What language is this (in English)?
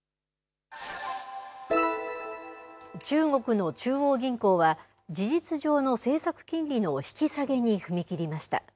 Japanese